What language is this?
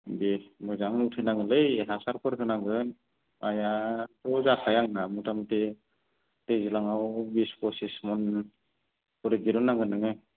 Bodo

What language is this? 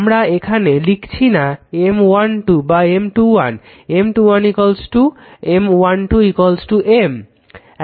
Bangla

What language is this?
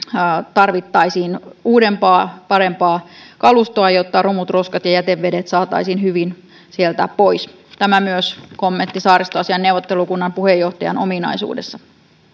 Finnish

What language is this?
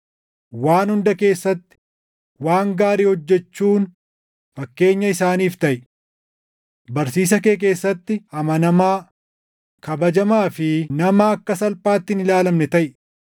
Oromo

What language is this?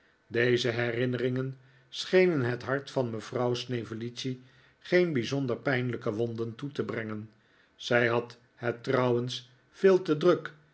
Dutch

